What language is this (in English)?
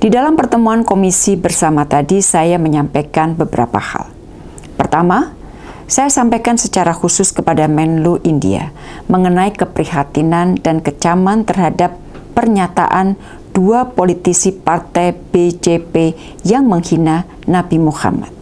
Indonesian